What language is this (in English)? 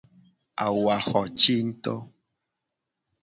Gen